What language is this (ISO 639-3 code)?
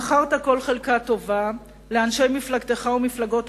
heb